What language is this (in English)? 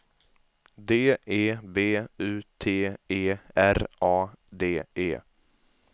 Swedish